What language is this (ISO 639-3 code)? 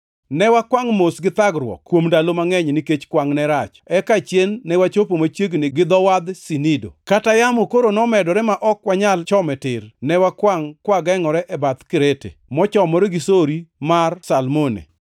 luo